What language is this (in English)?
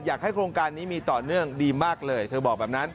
Thai